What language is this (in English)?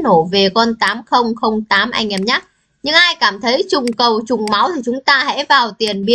Vietnamese